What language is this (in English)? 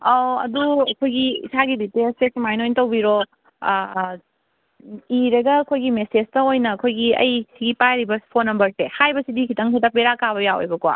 Manipuri